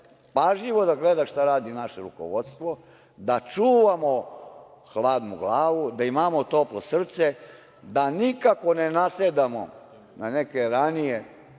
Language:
Serbian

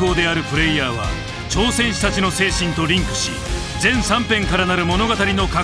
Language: Japanese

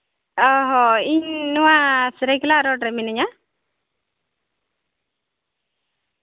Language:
Santali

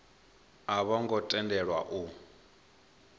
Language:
Venda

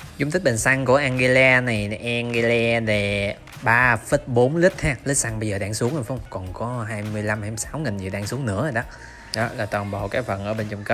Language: Vietnamese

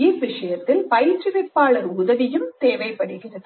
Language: Tamil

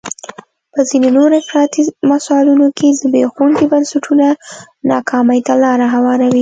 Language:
Pashto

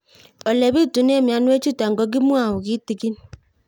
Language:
Kalenjin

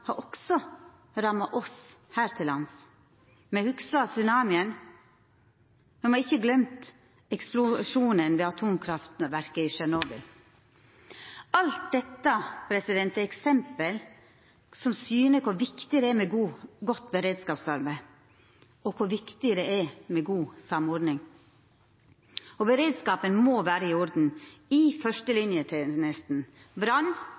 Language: Norwegian Nynorsk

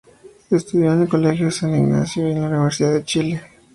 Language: Spanish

